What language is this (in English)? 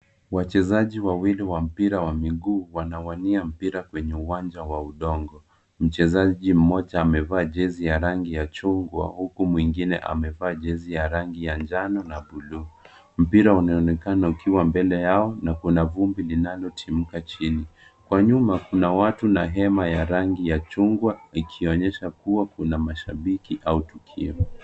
Swahili